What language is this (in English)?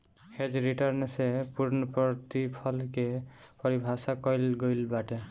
Bhojpuri